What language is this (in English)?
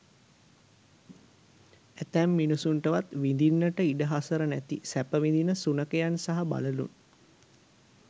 Sinhala